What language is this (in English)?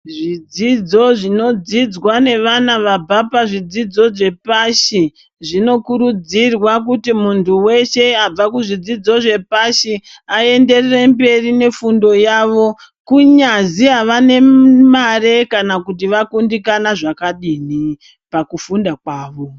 Ndau